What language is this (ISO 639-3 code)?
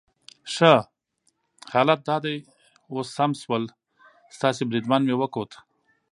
pus